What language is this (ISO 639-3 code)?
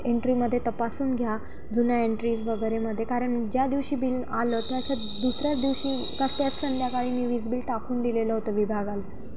mar